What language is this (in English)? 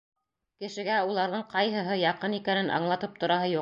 Bashkir